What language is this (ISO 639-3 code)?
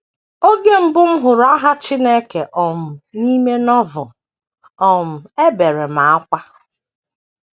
ibo